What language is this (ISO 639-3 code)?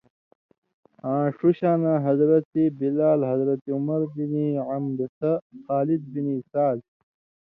mvy